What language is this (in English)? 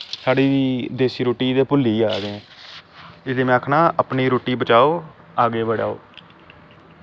Dogri